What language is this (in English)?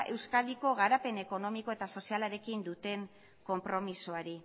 Basque